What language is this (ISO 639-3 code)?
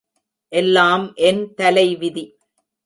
tam